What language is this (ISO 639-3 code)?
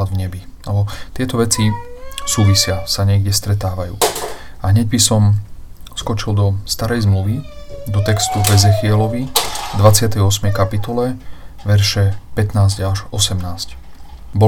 slk